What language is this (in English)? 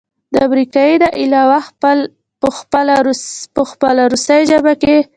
Pashto